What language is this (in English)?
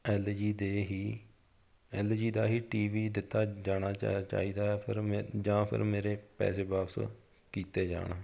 Punjabi